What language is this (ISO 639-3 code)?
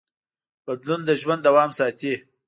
pus